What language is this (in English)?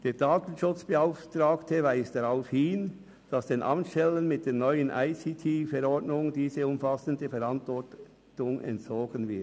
Swiss German